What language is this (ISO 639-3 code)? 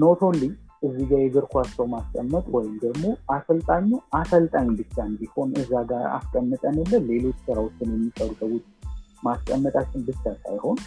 amh